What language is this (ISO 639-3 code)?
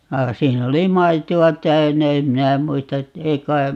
fin